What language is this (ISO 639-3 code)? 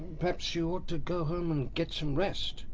eng